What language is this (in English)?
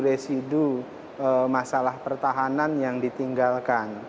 Indonesian